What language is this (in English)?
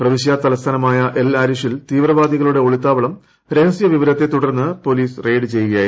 Malayalam